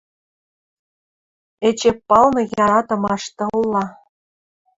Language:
Western Mari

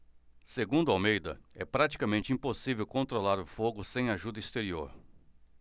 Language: Portuguese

